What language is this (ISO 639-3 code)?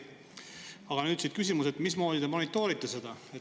est